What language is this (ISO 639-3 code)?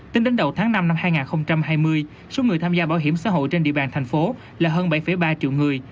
vie